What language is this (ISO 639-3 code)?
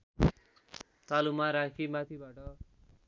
nep